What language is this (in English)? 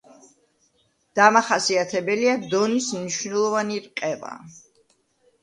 Georgian